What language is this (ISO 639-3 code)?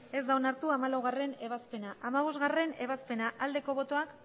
eus